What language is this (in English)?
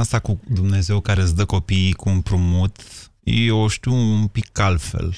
Romanian